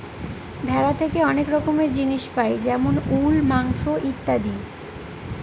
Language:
Bangla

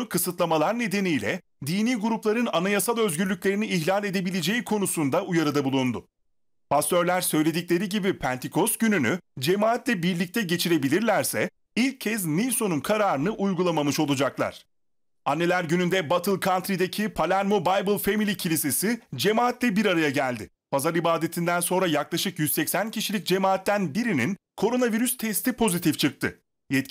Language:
Turkish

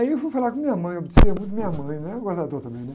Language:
Portuguese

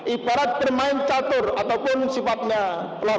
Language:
Indonesian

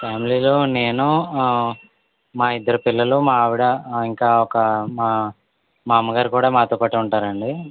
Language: Telugu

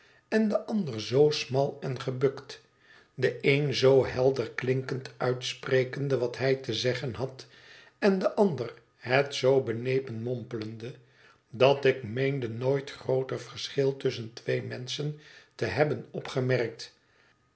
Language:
Dutch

